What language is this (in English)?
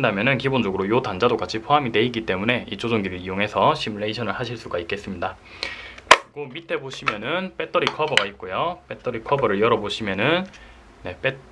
Korean